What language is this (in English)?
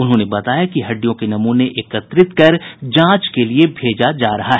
Hindi